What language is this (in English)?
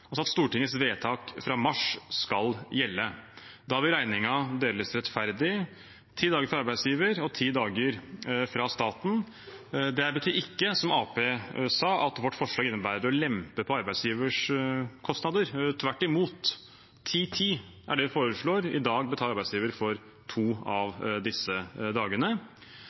Norwegian Bokmål